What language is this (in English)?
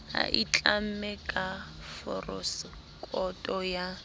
Southern Sotho